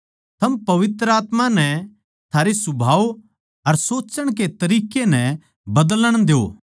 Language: Haryanvi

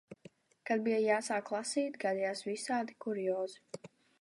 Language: Latvian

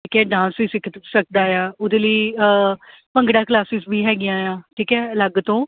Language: Punjabi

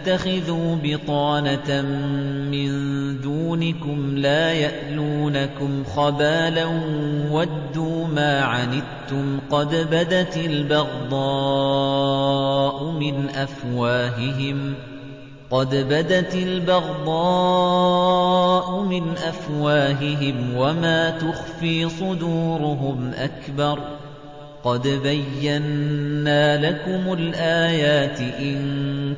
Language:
Arabic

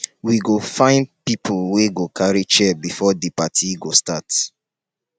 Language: Nigerian Pidgin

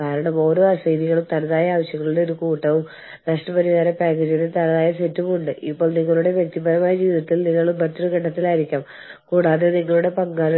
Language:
Malayalam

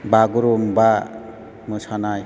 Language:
Bodo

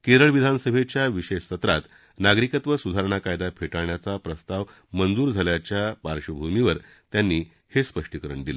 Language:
Marathi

